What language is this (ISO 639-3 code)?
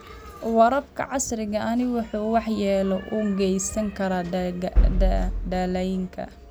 som